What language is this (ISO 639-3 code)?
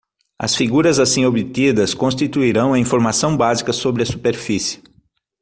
por